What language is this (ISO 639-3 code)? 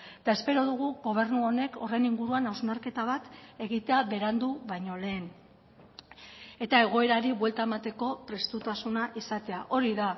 eus